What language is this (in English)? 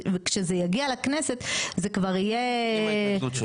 Hebrew